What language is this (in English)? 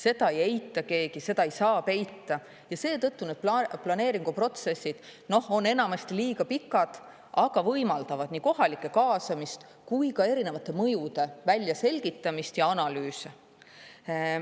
Estonian